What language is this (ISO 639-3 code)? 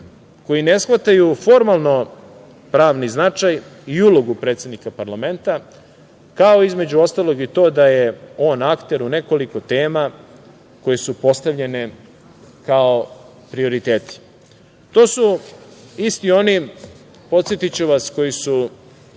srp